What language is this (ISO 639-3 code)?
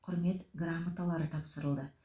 kaz